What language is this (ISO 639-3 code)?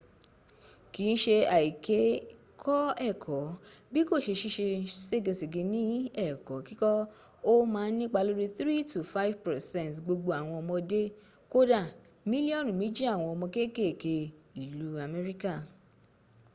yor